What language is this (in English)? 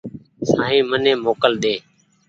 Goaria